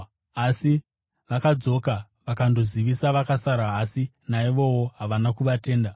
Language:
Shona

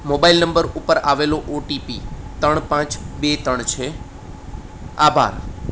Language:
Gujarati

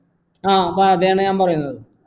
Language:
Malayalam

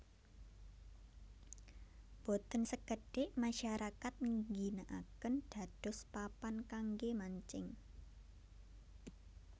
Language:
Javanese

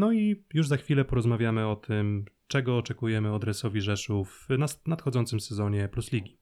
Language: Polish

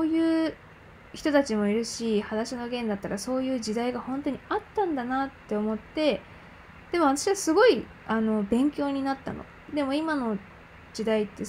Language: Japanese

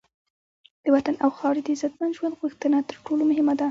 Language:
Pashto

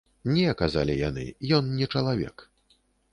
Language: Belarusian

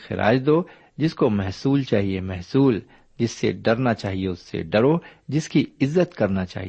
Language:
Urdu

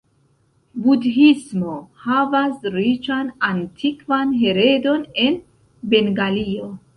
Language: Esperanto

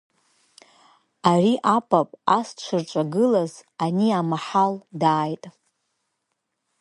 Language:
Abkhazian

